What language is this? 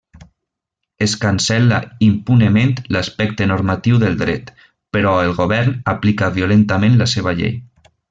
Catalan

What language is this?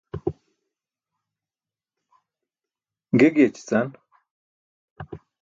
Burushaski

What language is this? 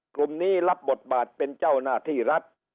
Thai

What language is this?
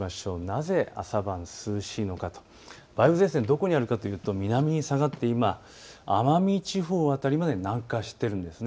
Japanese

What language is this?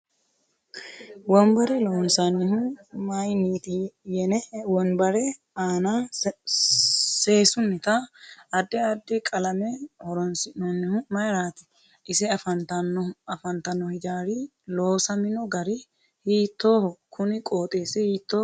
Sidamo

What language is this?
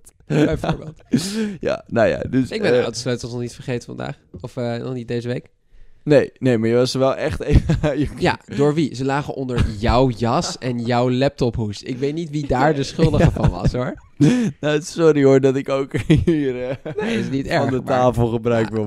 Dutch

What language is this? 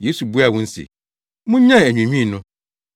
Akan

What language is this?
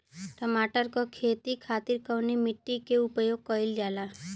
Bhojpuri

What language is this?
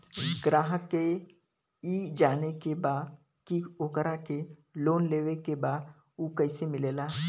Bhojpuri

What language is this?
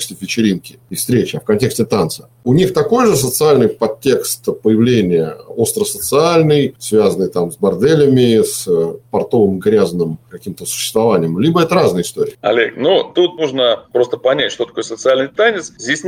Russian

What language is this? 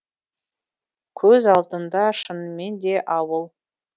Kazakh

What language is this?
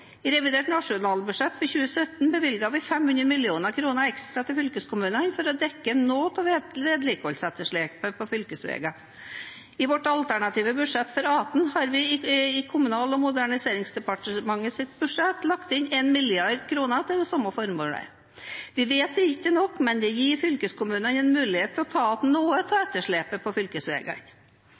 Norwegian Bokmål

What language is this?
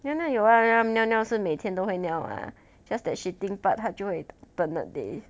English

